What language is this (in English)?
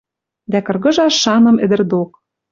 Western Mari